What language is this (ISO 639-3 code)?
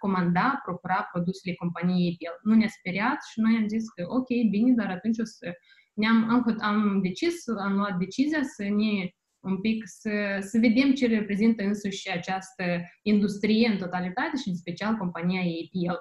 ron